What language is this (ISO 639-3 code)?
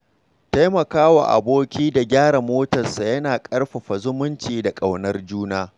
hau